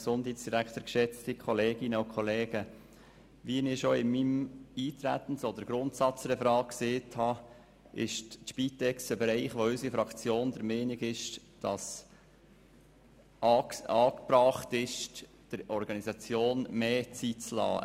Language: Swiss German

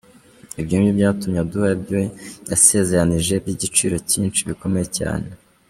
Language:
Kinyarwanda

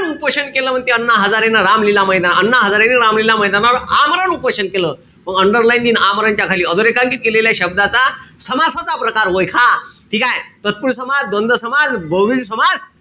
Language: Marathi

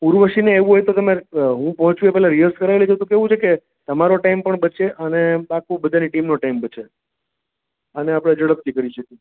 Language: Gujarati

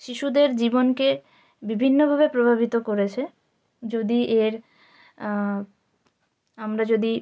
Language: Bangla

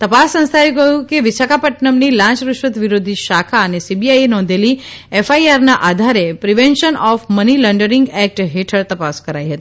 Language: Gujarati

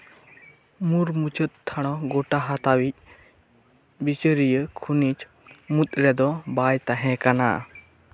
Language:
Santali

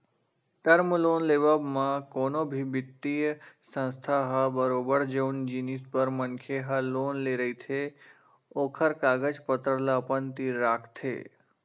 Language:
Chhattisgarhi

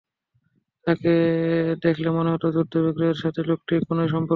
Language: Bangla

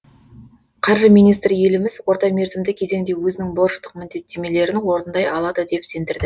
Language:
Kazakh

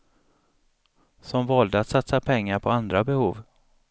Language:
Swedish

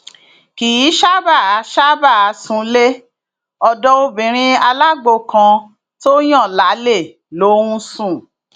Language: Yoruba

